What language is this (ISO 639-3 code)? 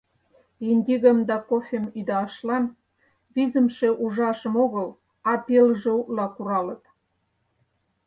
chm